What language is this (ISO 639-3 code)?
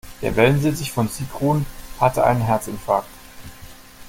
deu